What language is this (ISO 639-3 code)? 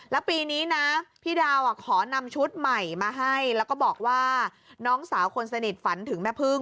tha